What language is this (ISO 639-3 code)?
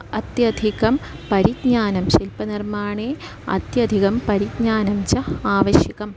san